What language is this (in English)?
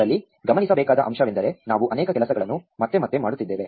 Kannada